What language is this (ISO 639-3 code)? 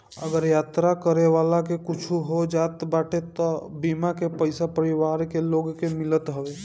bho